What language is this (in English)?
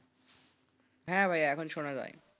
Bangla